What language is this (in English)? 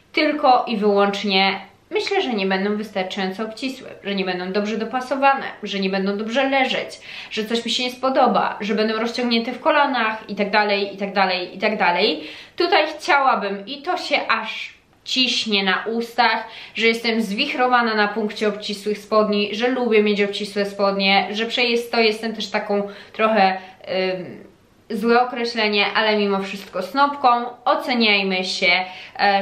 Polish